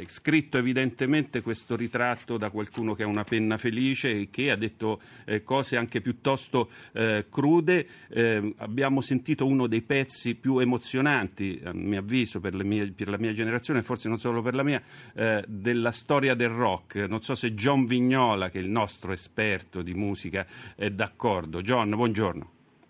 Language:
Italian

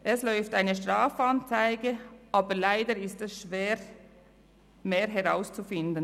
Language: Swiss German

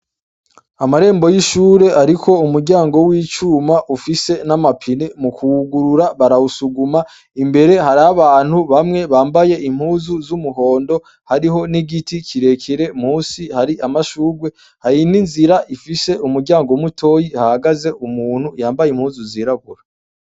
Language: Rundi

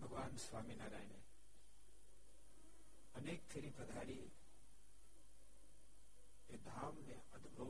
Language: Gujarati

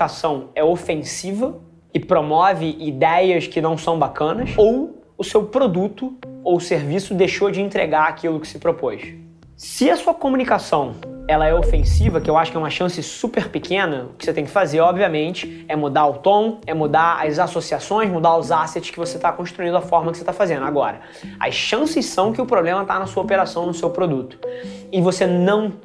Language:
Portuguese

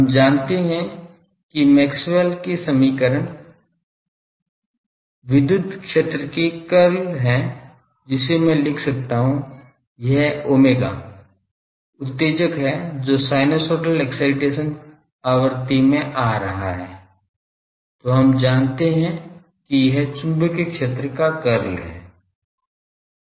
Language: Hindi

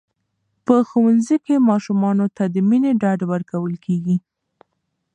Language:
Pashto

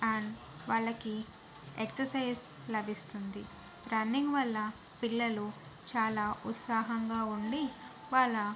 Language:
Telugu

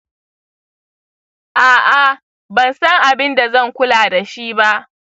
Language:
Hausa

